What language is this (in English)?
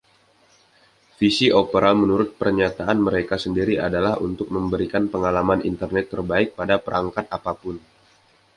Indonesian